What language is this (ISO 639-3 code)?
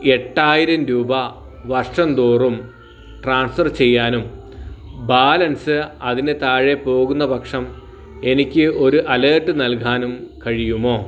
mal